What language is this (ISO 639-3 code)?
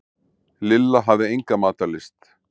isl